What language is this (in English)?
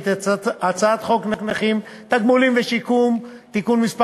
Hebrew